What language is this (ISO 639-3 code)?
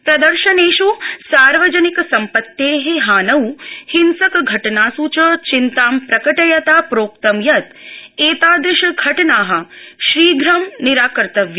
san